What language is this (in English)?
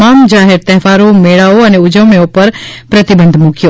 Gujarati